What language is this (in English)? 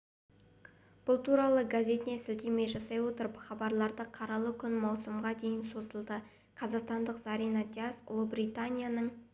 Kazakh